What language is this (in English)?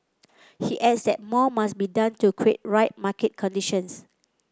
English